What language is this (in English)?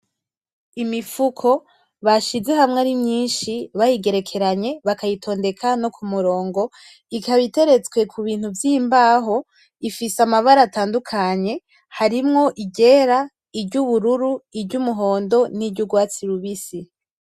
Rundi